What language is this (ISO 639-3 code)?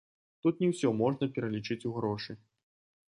bel